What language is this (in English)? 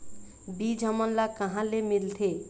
Chhattisgarhi